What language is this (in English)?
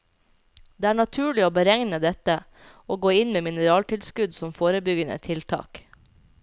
Norwegian